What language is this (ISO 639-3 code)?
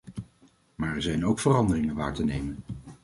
nld